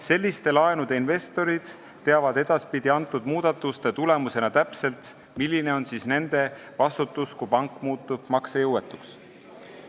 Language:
Estonian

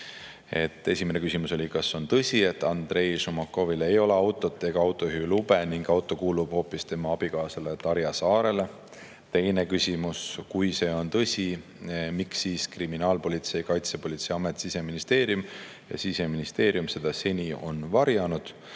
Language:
Estonian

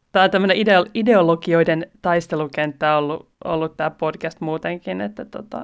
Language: Finnish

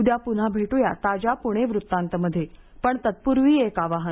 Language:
Marathi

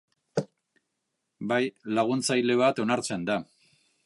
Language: Basque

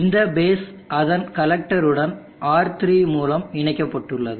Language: Tamil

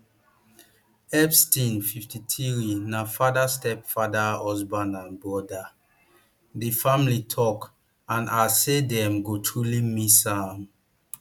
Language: Nigerian Pidgin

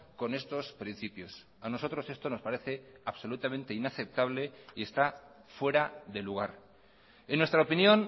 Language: Spanish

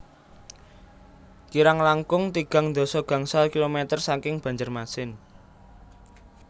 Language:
Javanese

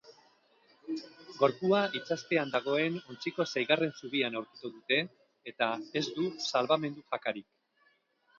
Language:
Basque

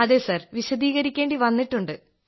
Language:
Malayalam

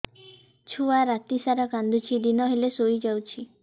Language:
Odia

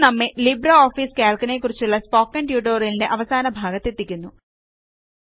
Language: Malayalam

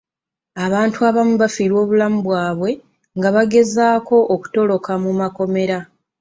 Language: Ganda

